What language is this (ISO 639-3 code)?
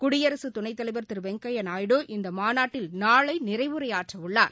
tam